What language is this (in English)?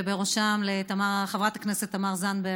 Hebrew